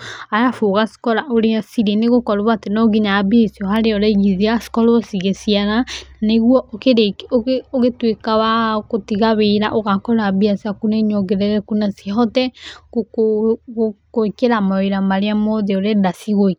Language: Kikuyu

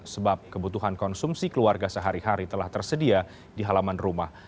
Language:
Indonesian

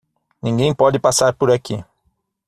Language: Portuguese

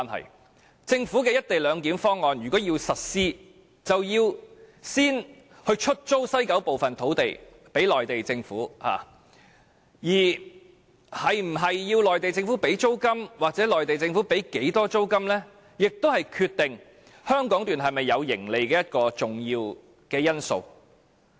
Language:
Cantonese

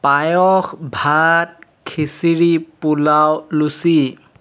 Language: Assamese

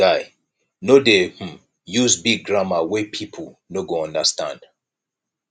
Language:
Nigerian Pidgin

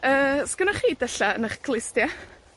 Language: Welsh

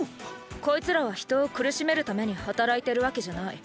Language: Japanese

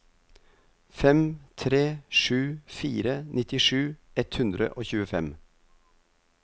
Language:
Norwegian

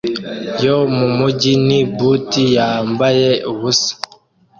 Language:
Kinyarwanda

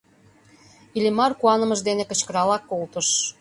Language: Mari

